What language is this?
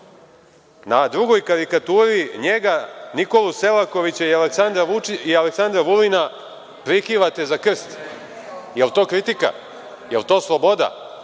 Serbian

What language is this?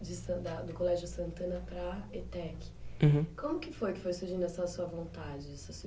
Portuguese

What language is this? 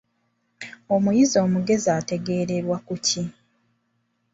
Ganda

